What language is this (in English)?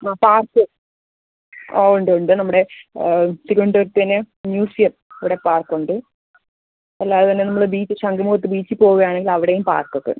Malayalam